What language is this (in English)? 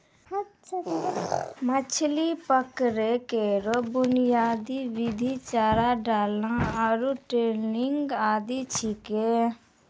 Maithili